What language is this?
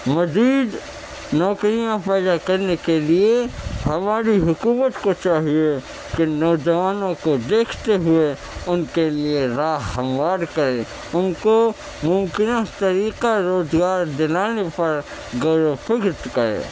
Urdu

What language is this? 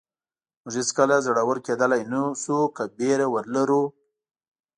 Pashto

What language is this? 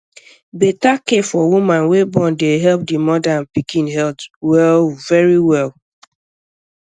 Nigerian Pidgin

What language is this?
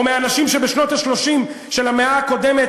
Hebrew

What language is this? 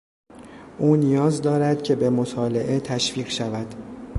Persian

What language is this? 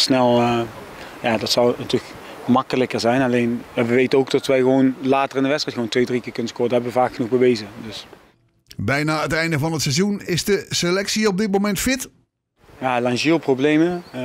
Dutch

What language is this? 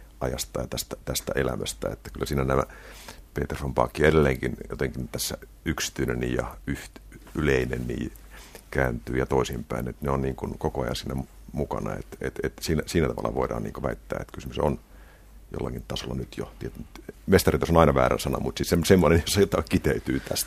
Finnish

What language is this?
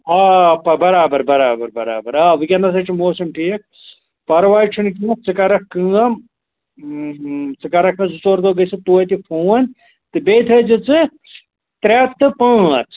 Kashmiri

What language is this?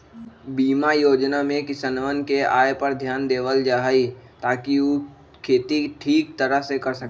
Magahi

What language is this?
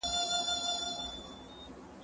Pashto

